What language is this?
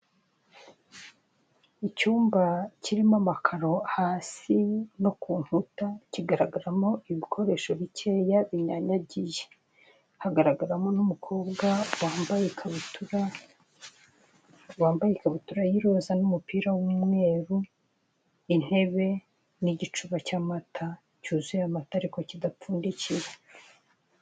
Kinyarwanda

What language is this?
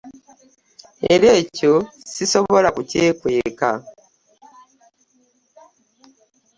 Ganda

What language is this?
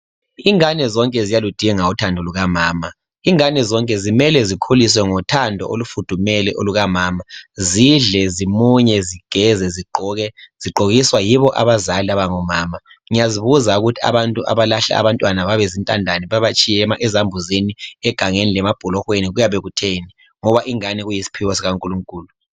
North Ndebele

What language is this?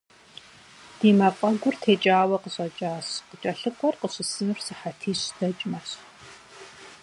Kabardian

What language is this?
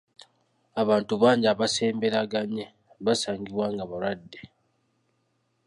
Ganda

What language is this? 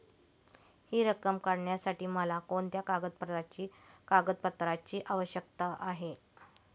Marathi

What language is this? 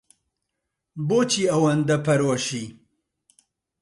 Central Kurdish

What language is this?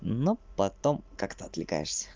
Russian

